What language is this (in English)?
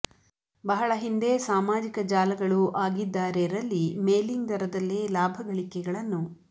Kannada